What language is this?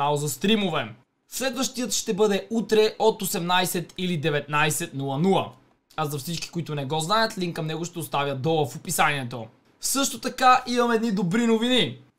Bulgarian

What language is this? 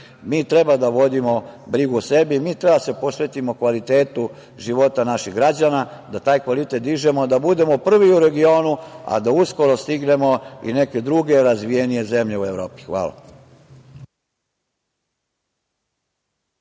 Serbian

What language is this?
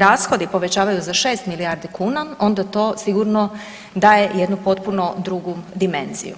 Croatian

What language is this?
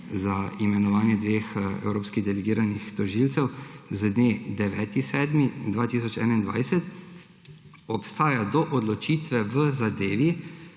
Slovenian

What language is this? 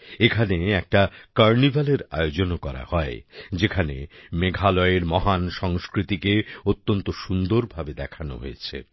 Bangla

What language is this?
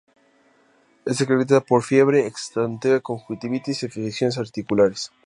Spanish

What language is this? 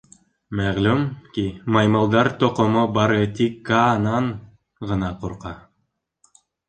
Bashkir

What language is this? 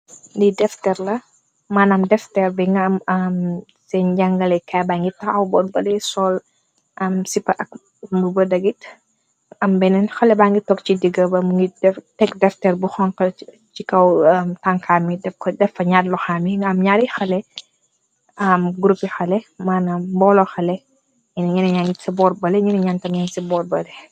Wolof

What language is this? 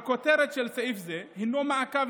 Hebrew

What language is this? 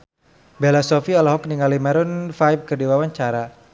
Sundanese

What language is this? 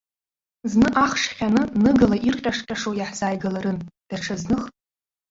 Abkhazian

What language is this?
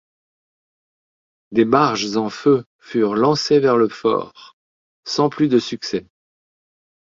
French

